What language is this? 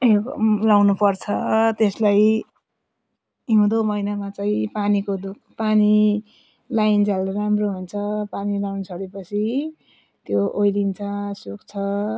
Nepali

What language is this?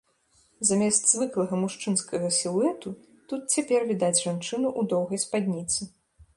Belarusian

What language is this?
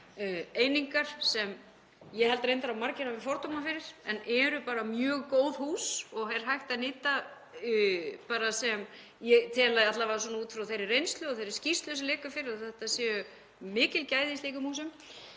Icelandic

